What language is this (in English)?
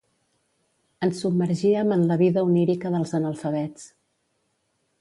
Catalan